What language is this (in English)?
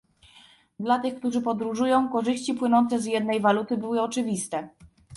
Polish